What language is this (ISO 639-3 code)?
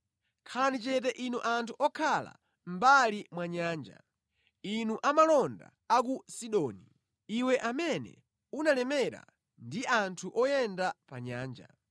nya